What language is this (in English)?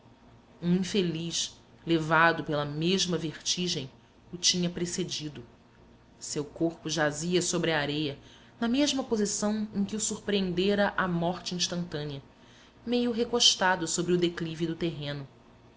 Portuguese